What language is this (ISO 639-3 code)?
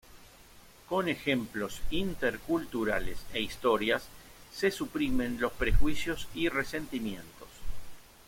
spa